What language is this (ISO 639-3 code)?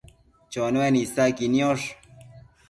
mcf